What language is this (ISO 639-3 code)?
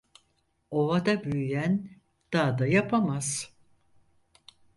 tur